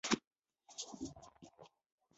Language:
Chinese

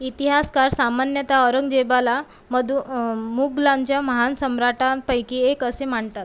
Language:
Marathi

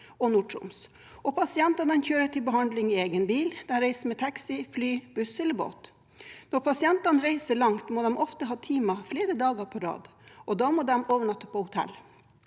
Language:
Norwegian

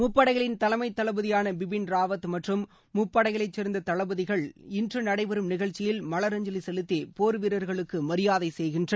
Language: Tamil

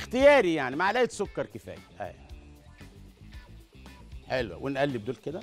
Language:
Arabic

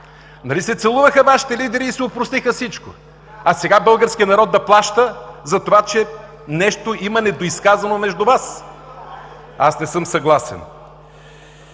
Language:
Bulgarian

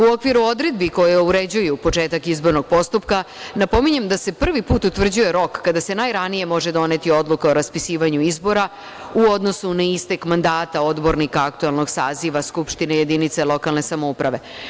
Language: Serbian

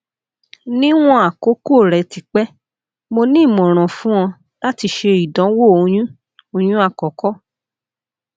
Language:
Yoruba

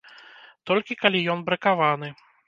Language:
Belarusian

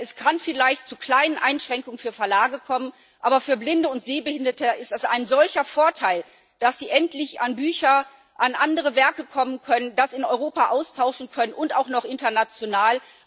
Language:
German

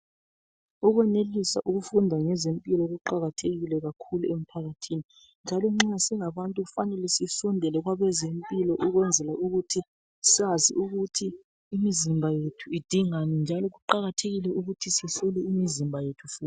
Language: North Ndebele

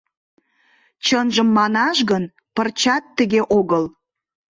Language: Mari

